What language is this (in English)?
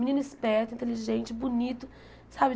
Portuguese